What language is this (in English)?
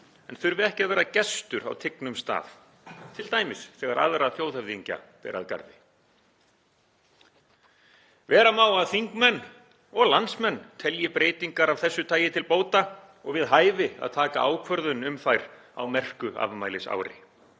Icelandic